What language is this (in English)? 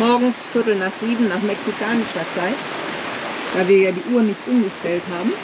German